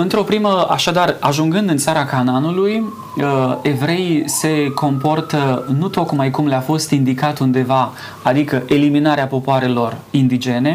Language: Romanian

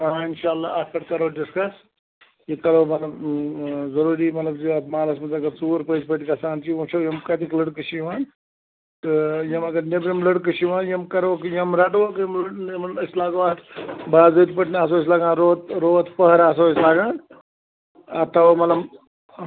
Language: Kashmiri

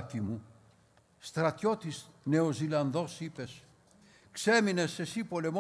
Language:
Greek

